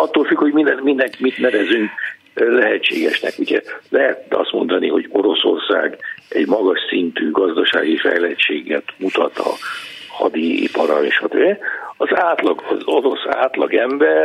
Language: Hungarian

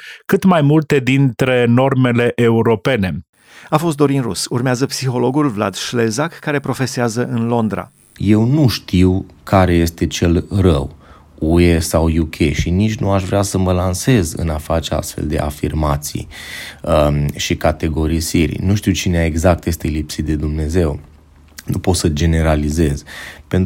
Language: Romanian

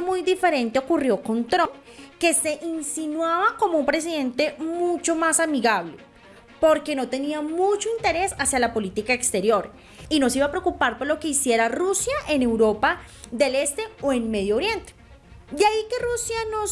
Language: Spanish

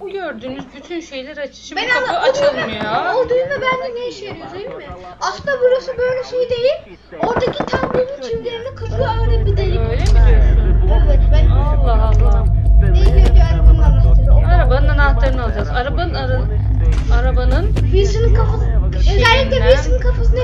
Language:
Turkish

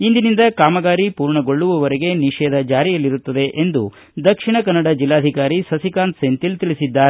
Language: Kannada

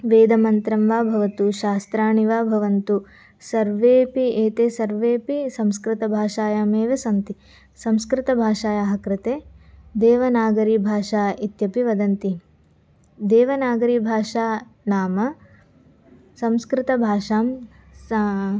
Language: Sanskrit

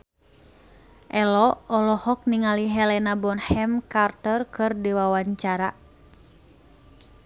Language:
Sundanese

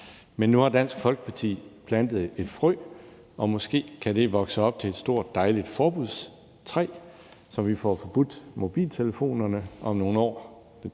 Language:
Danish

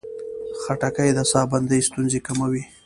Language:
Pashto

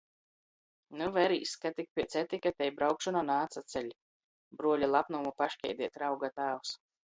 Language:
Latgalian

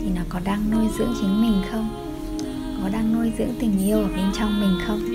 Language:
Vietnamese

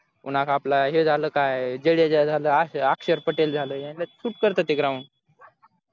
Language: Marathi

